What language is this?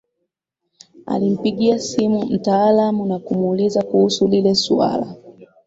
Swahili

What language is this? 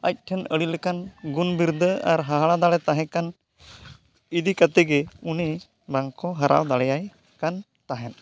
Santali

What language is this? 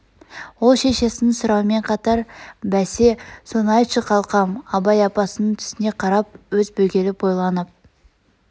Kazakh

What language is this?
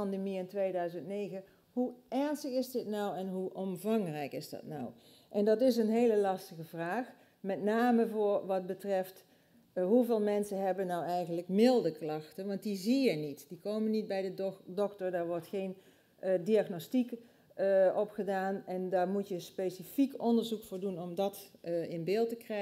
Dutch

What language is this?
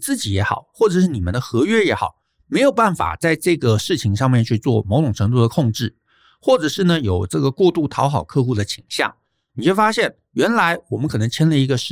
Chinese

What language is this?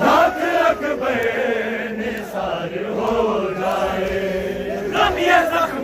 Romanian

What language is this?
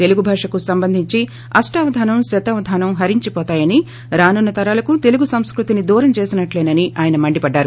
Telugu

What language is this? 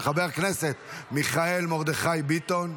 Hebrew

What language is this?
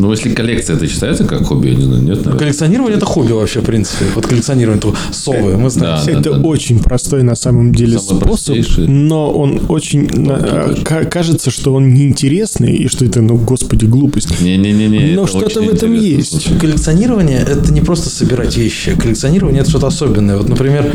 Russian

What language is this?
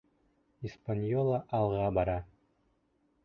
Bashkir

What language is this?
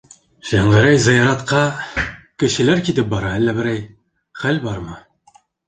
Bashkir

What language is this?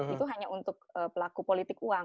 Indonesian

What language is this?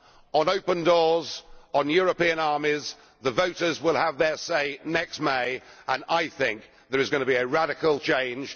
English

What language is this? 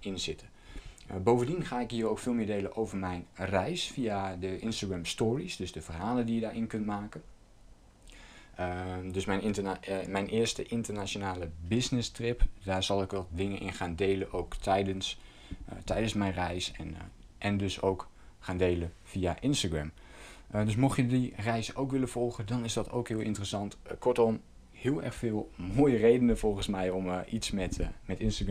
Dutch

